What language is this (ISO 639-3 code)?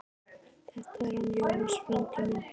isl